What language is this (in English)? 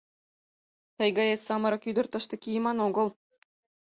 Mari